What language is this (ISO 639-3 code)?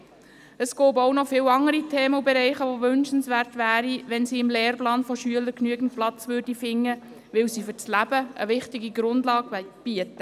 gsw